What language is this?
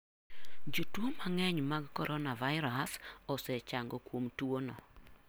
Luo (Kenya and Tanzania)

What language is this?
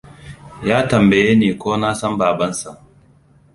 Hausa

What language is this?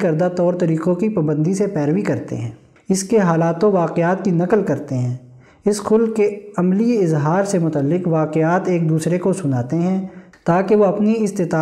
Urdu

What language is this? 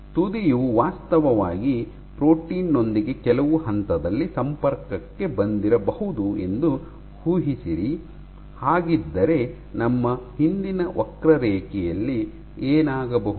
Kannada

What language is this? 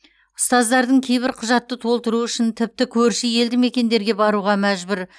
Kazakh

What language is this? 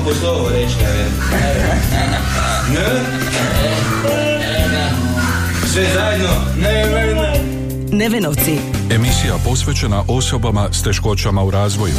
Croatian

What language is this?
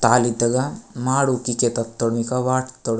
Gondi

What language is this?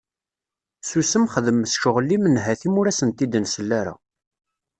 Kabyle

